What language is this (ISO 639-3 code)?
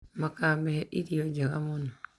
kik